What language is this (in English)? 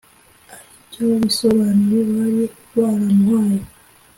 Kinyarwanda